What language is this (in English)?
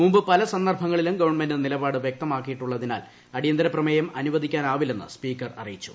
Malayalam